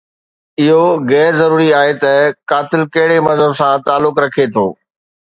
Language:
Sindhi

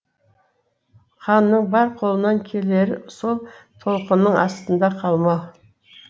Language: Kazakh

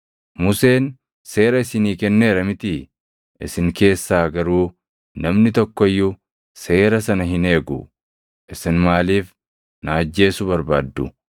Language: Oromo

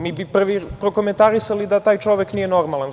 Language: Serbian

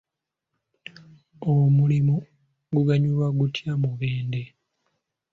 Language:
Ganda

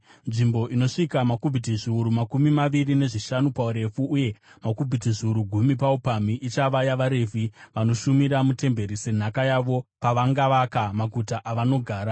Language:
Shona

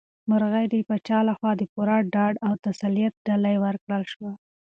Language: Pashto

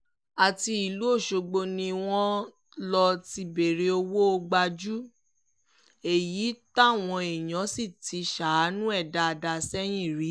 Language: Yoruba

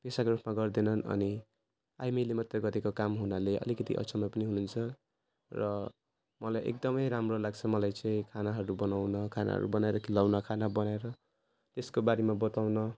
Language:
Nepali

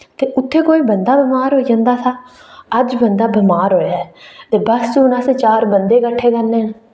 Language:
Dogri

